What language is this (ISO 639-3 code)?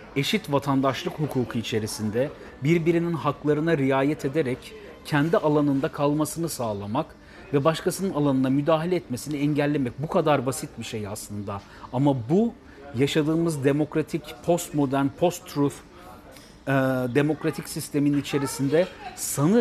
tur